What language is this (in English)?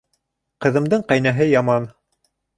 Bashkir